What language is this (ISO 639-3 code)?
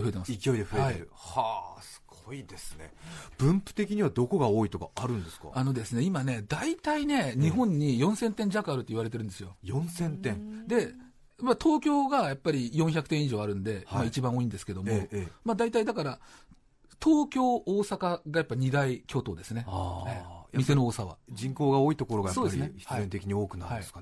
jpn